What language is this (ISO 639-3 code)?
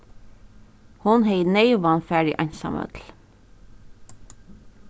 fao